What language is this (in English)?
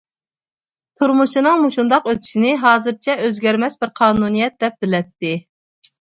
Uyghur